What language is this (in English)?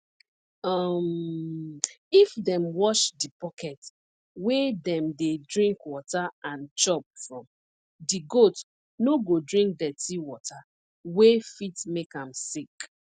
Nigerian Pidgin